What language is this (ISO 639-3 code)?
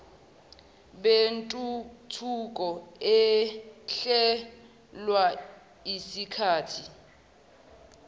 zul